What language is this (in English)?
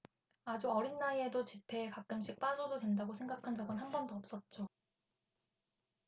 Korean